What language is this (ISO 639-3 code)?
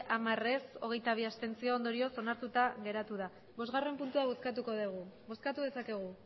eus